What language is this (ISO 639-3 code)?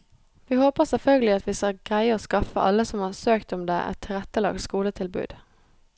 nor